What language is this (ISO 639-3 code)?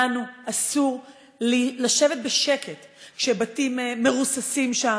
heb